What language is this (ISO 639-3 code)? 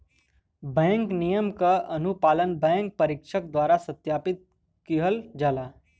bho